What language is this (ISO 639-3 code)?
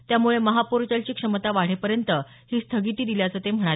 mar